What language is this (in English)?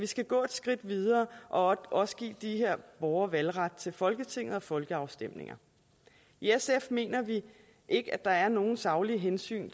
Danish